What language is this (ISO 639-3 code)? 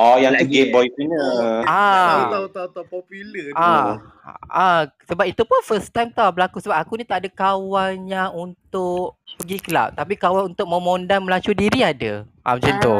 msa